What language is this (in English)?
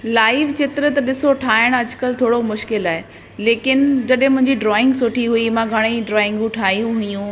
Sindhi